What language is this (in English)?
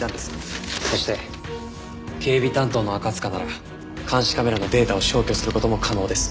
Japanese